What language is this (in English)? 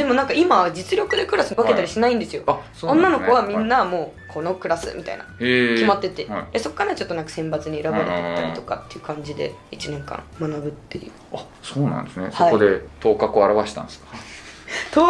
Japanese